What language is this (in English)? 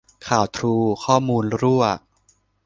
Thai